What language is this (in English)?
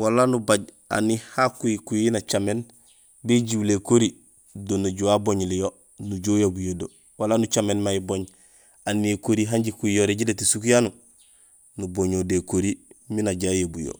Gusilay